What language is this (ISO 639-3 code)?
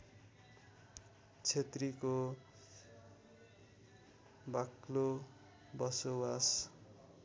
nep